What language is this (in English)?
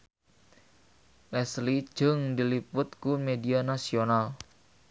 Sundanese